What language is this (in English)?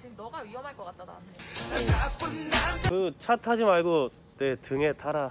Korean